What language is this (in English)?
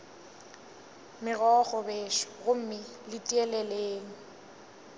Northern Sotho